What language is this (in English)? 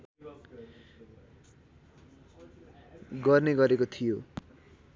Nepali